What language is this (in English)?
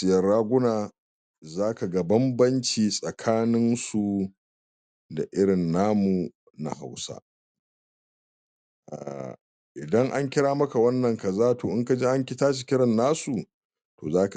Hausa